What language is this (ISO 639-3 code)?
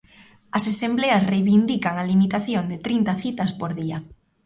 glg